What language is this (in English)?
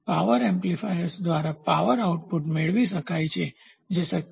Gujarati